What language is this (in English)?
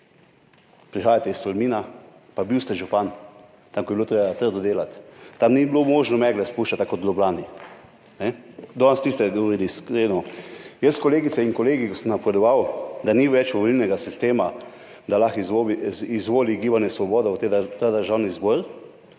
Slovenian